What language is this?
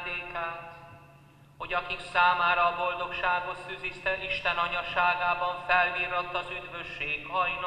Hungarian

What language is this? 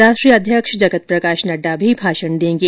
Hindi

